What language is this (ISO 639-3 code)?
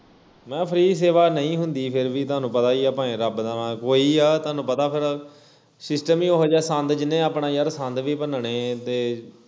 pan